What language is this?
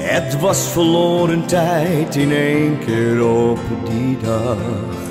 Dutch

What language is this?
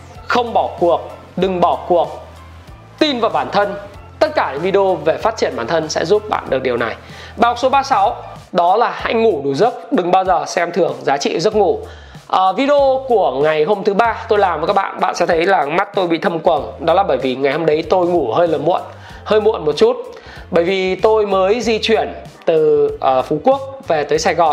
Vietnamese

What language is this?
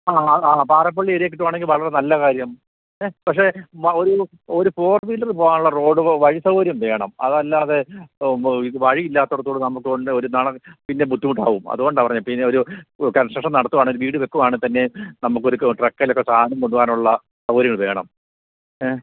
Malayalam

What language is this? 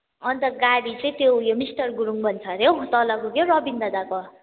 Nepali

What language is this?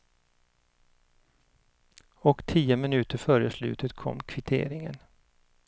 Swedish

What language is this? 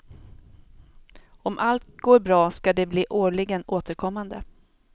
Swedish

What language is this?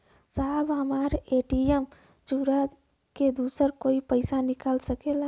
Bhojpuri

